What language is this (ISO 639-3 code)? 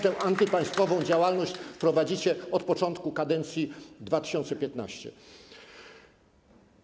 pol